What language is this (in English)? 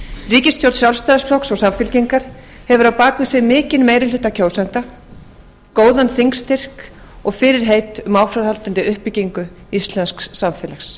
Icelandic